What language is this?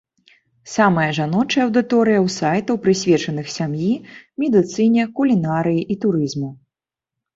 Belarusian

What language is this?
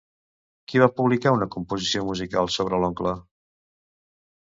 Catalan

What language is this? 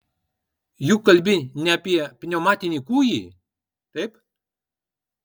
Lithuanian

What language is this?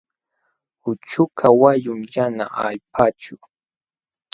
Jauja Wanca Quechua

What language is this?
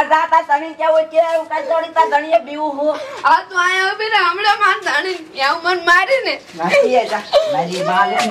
Arabic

